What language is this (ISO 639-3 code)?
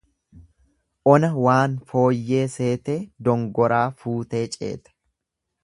orm